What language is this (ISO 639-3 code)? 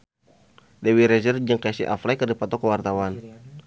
sun